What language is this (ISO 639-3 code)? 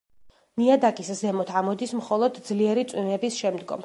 kat